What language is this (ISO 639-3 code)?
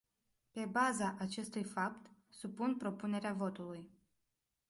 ron